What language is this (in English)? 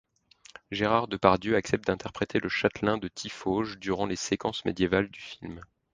French